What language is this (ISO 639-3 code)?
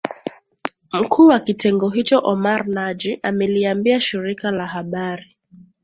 swa